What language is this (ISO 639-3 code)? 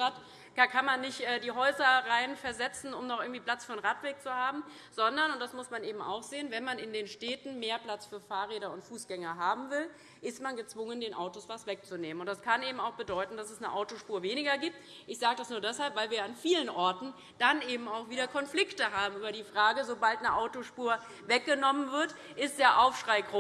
deu